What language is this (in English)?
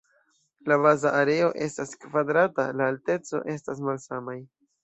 Esperanto